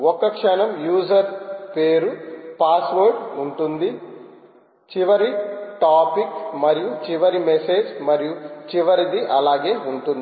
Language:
Telugu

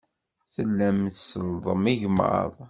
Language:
Kabyle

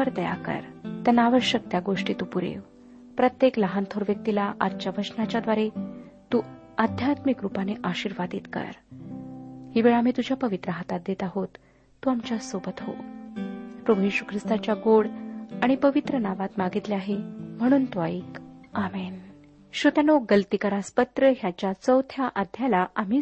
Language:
Marathi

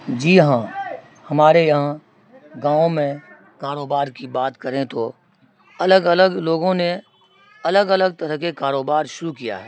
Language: Urdu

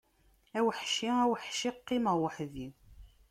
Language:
Kabyle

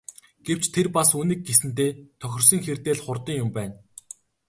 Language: Mongolian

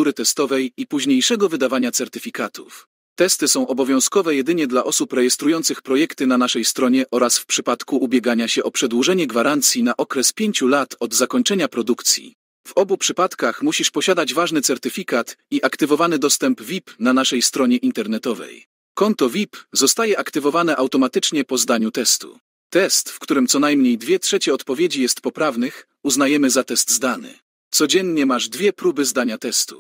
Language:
Polish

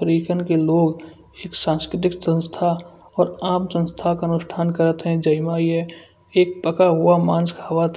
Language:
Kanauji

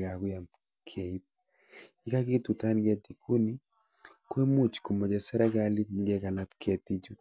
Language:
Kalenjin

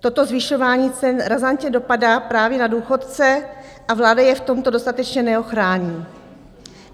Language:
Czech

